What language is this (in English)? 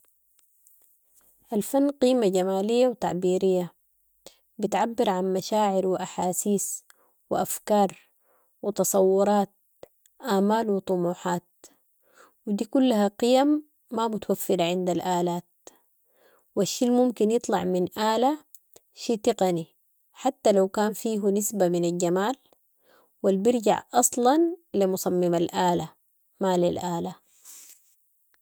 Sudanese Arabic